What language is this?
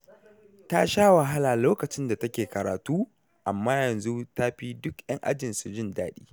Hausa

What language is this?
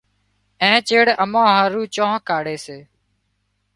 Wadiyara Koli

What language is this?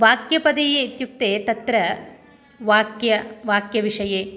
Sanskrit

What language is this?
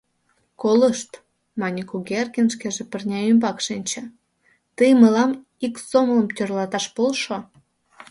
Mari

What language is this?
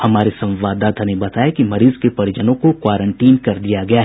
Hindi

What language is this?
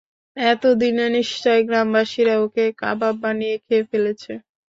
Bangla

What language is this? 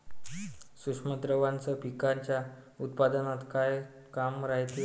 Marathi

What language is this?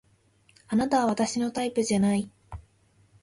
Japanese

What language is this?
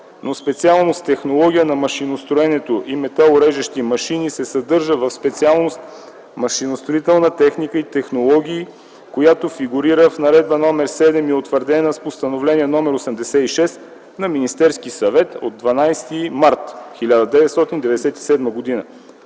Bulgarian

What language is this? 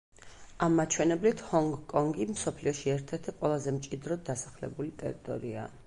Georgian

